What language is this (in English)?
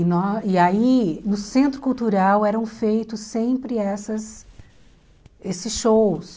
Portuguese